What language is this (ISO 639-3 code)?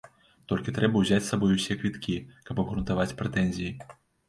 bel